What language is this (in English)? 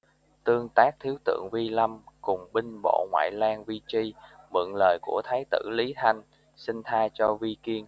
Vietnamese